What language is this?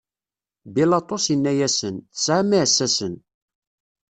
Kabyle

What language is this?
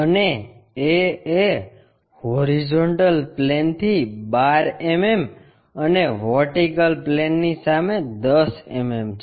Gujarati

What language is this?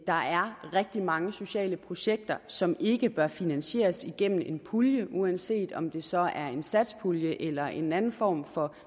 Danish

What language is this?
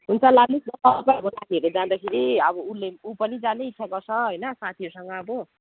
Nepali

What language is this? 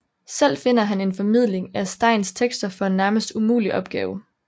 Danish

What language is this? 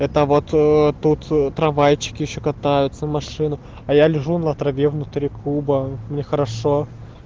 Russian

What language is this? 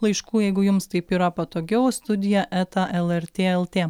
Lithuanian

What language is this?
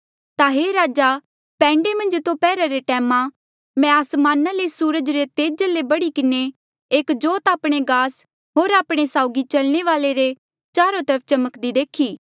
Mandeali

